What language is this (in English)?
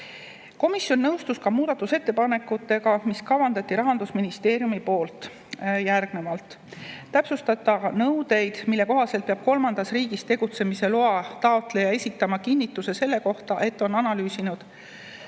Estonian